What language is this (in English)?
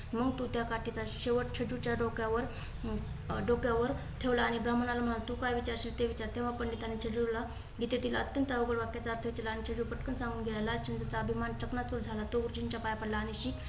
Marathi